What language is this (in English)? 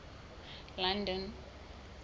Southern Sotho